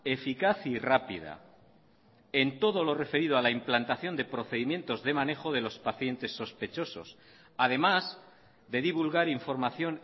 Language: Spanish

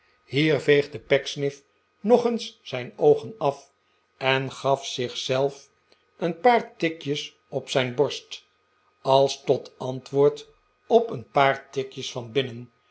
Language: Dutch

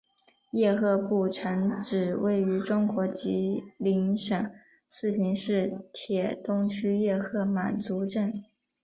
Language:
Chinese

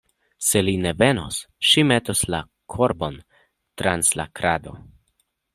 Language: Esperanto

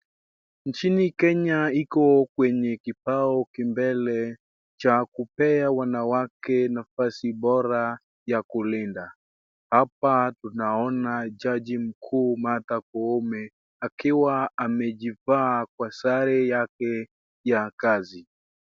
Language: Swahili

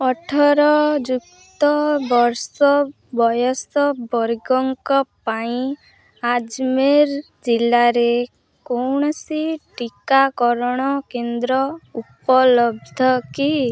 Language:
Odia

